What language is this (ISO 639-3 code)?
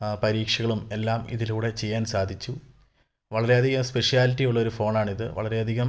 mal